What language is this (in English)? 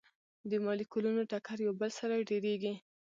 Pashto